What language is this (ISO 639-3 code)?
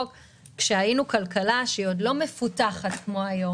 heb